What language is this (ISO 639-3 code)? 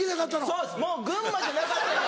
jpn